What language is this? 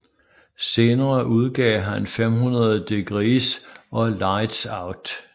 Danish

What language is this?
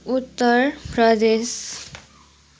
Nepali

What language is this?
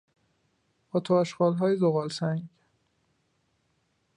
Persian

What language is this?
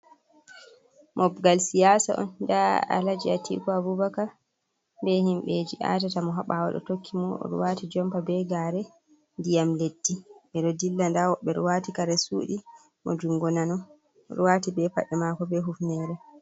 Fula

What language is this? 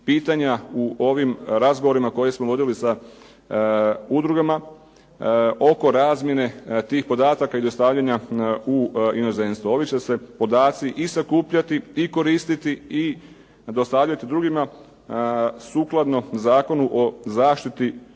Croatian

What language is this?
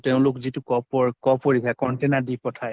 Assamese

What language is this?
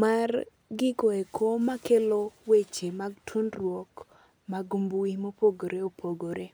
Luo (Kenya and Tanzania)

